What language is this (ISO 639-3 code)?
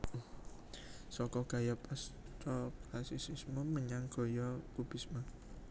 jav